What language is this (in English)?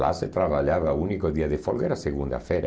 Portuguese